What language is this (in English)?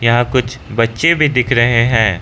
Hindi